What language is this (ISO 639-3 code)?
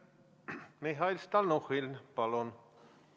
est